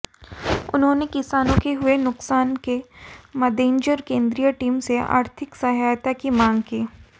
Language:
Hindi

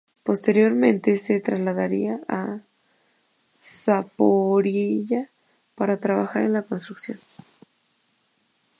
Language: Spanish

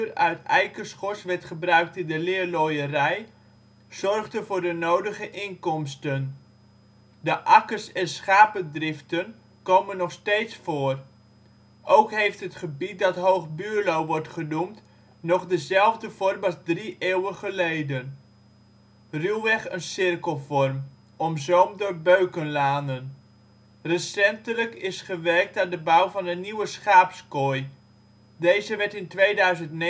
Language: Dutch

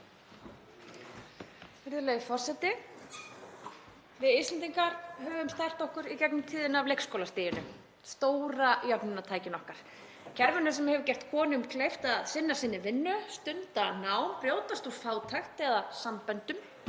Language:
Icelandic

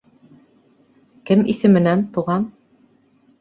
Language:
Bashkir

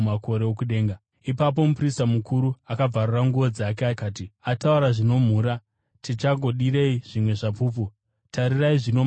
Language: Shona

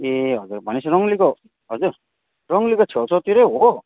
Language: Nepali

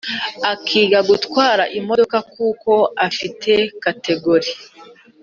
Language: Kinyarwanda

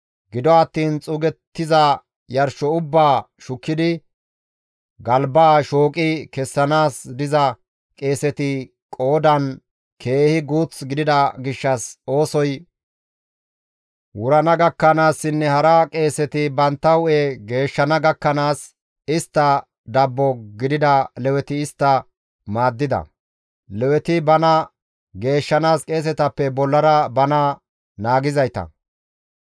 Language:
Gamo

